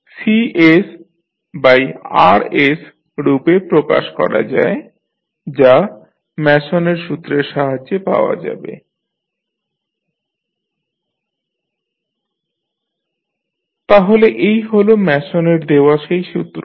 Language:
Bangla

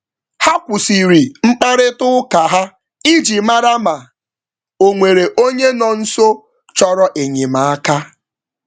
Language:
Igbo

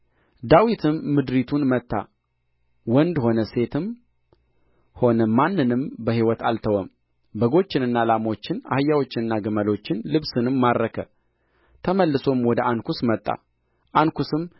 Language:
Amharic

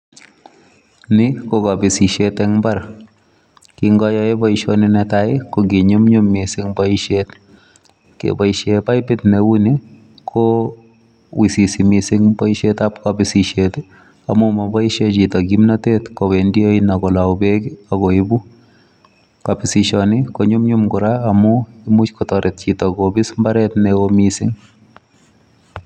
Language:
Kalenjin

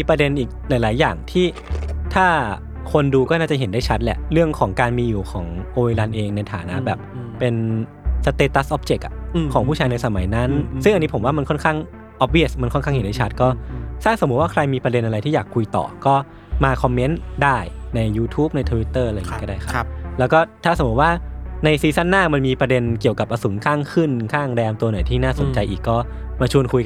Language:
Thai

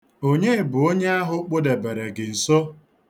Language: Igbo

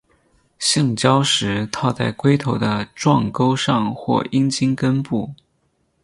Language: Chinese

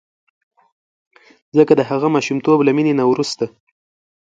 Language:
Pashto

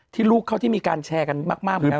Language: Thai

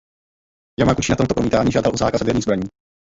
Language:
Czech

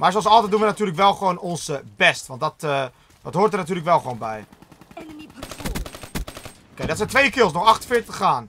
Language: Dutch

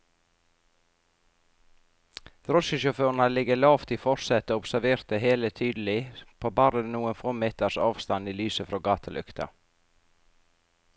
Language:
Norwegian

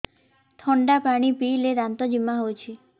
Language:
Odia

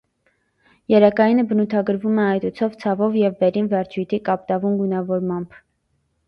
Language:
Armenian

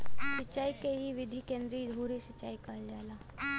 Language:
Bhojpuri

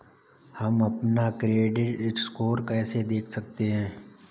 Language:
Hindi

